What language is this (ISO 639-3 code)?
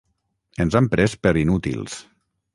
cat